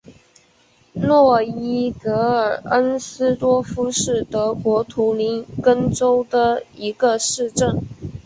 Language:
Chinese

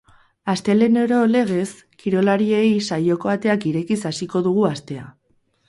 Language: Basque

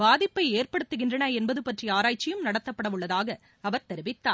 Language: Tamil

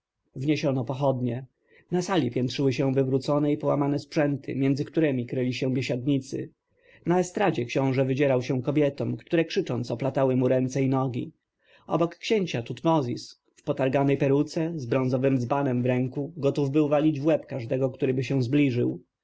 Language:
Polish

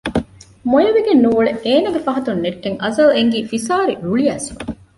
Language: Divehi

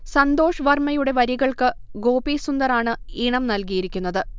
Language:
Malayalam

